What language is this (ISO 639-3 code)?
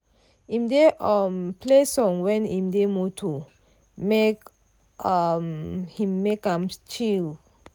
pcm